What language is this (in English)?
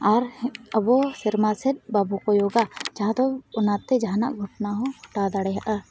Santali